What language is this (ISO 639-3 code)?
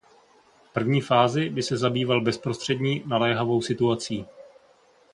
ces